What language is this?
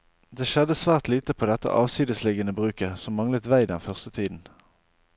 Norwegian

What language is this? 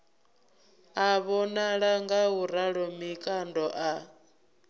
Venda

